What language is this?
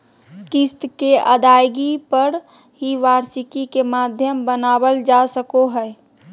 Magahi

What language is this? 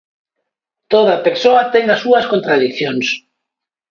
Galician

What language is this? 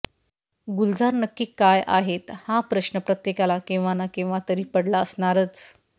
Marathi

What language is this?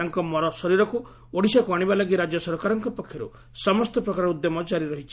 Odia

